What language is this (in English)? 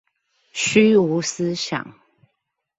Chinese